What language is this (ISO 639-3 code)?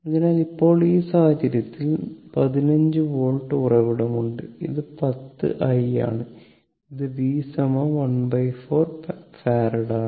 mal